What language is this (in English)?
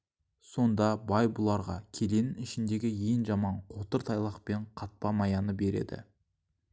Kazakh